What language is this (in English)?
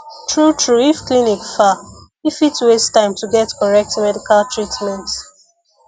Nigerian Pidgin